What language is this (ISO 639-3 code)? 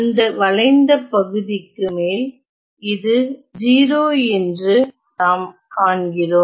tam